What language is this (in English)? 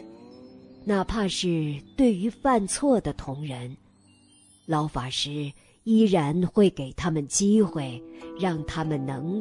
Chinese